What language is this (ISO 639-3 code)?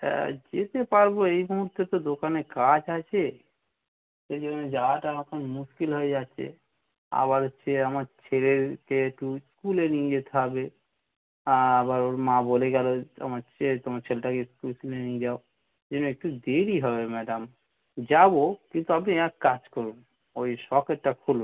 ben